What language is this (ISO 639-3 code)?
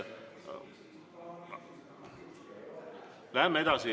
est